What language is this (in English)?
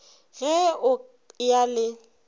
Northern Sotho